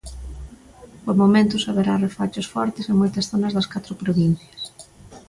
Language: Galician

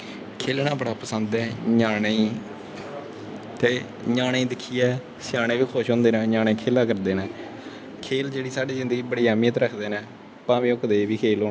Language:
Dogri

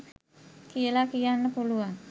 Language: Sinhala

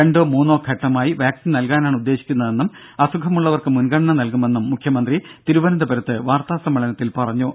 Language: Malayalam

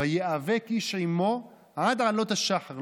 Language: Hebrew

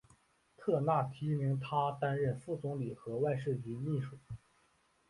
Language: Chinese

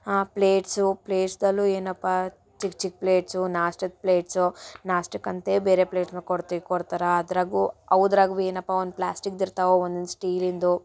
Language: Kannada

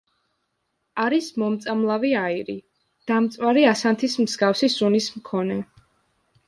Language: Georgian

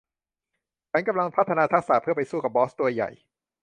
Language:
Thai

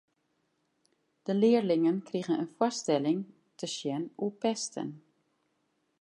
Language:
Western Frisian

